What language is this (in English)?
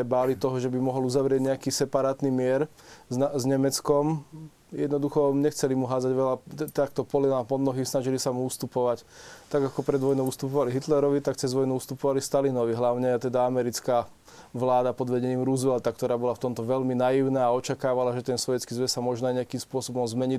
Slovak